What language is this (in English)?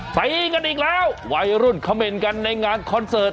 Thai